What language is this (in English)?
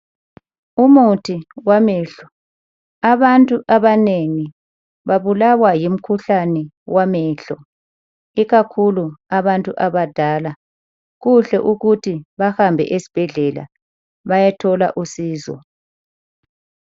North Ndebele